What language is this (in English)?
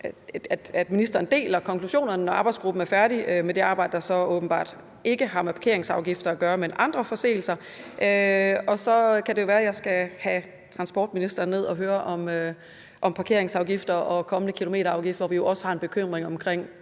Danish